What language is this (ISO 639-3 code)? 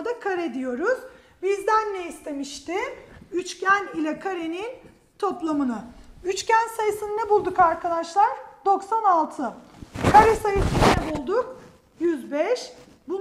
tur